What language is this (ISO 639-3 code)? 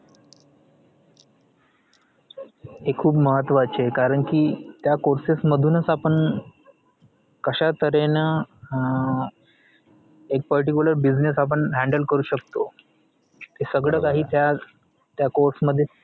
mar